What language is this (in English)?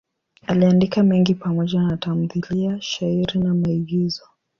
Swahili